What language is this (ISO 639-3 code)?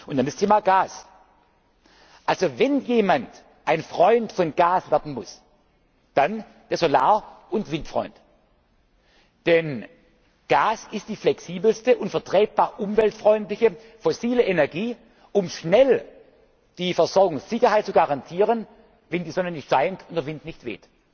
deu